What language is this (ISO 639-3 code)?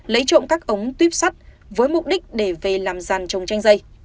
vie